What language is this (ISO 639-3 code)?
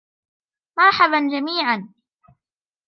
ara